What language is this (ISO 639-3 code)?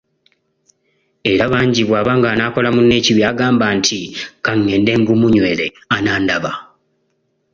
lug